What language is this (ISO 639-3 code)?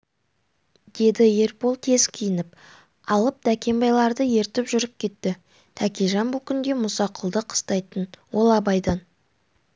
kaz